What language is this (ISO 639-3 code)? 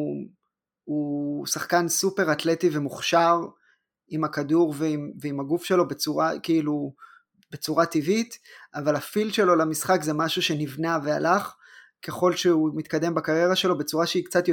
heb